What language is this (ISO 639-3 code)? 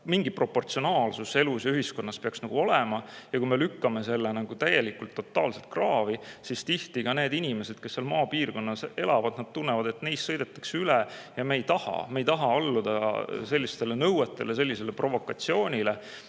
est